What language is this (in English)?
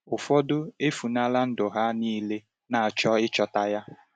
Igbo